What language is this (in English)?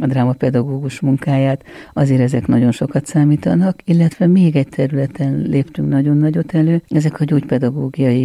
Hungarian